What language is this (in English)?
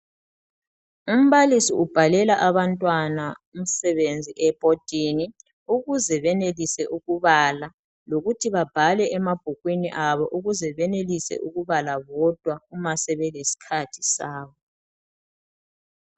North Ndebele